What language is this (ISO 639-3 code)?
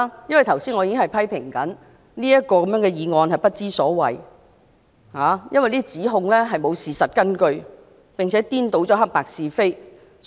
yue